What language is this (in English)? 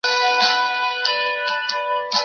Chinese